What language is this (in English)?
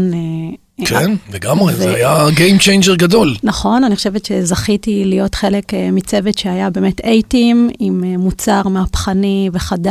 Hebrew